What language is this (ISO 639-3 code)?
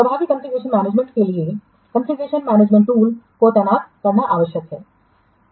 hin